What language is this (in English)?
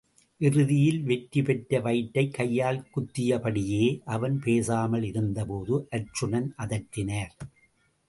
Tamil